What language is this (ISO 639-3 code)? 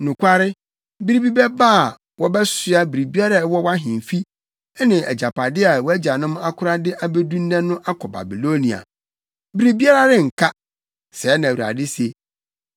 aka